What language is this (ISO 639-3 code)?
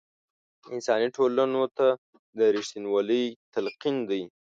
pus